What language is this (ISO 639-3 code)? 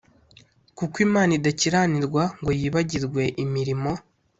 kin